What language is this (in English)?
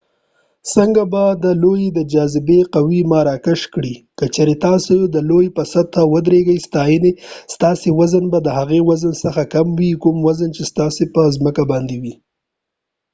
Pashto